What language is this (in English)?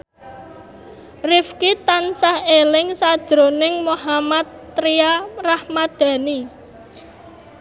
Javanese